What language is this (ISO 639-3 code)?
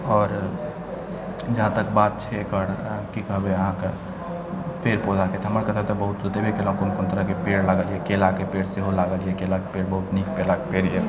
mai